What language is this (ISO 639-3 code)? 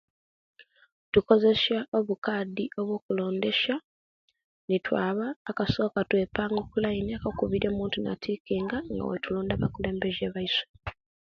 lke